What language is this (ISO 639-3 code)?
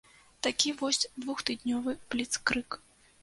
bel